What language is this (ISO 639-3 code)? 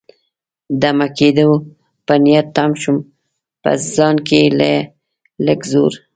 pus